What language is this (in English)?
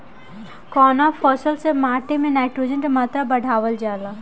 Bhojpuri